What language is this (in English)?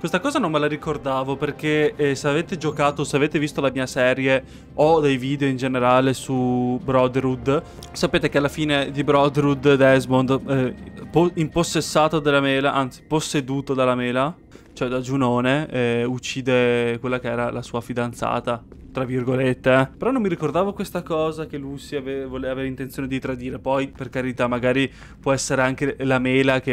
Italian